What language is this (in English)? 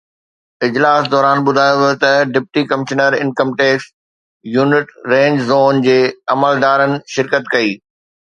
Sindhi